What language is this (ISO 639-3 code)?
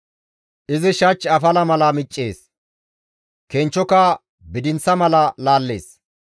gmv